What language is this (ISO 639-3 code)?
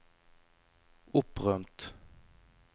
nor